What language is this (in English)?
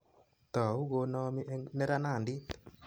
Kalenjin